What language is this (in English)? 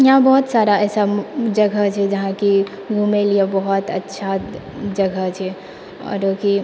Maithili